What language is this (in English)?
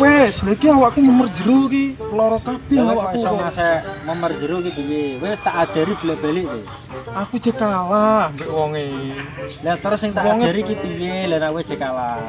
Indonesian